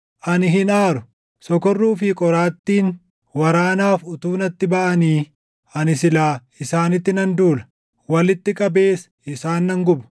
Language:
Oromo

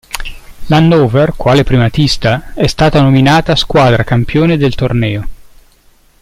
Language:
Italian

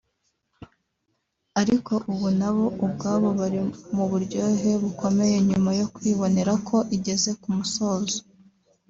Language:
Kinyarwanda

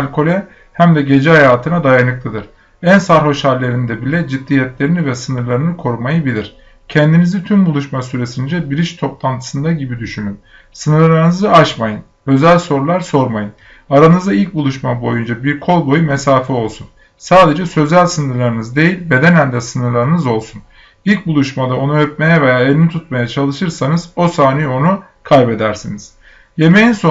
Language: Turkish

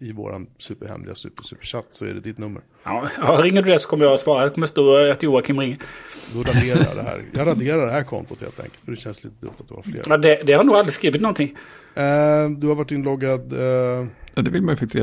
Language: Swedish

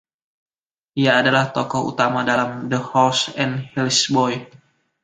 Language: Indonesian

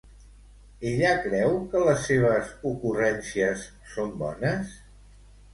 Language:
Catalan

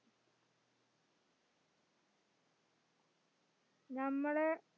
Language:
Malayalam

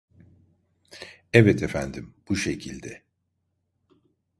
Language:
Turkish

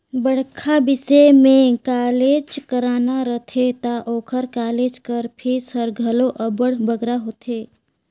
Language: Chhattisgarhi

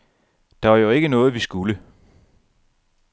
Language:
Danish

